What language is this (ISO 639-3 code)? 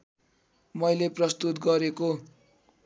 nep